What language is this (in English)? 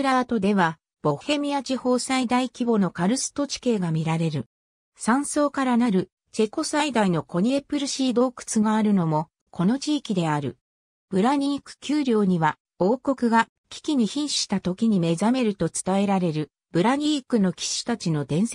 Japanese